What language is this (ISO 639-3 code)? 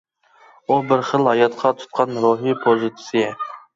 uig